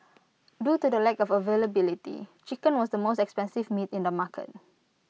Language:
English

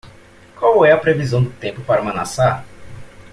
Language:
Portuguese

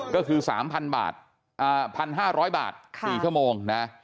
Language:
Thai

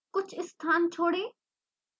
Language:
Hindi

